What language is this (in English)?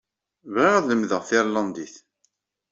Kabyle